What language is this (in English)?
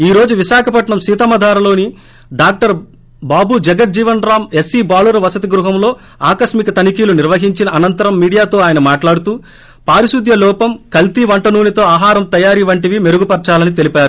Telugu